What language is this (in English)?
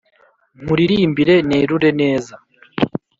Kinyarwanda